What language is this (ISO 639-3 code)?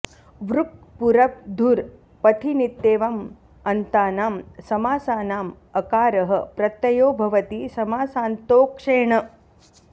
san